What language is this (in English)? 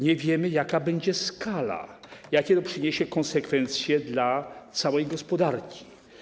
Polish